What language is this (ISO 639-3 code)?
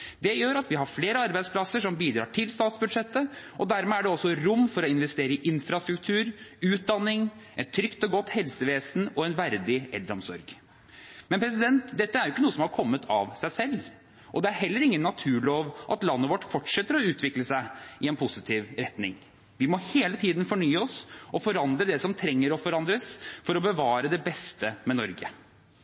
nob